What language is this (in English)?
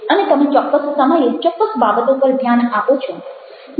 Gujarati